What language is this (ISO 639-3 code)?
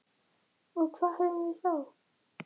isl